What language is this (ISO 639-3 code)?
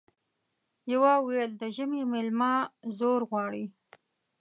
pus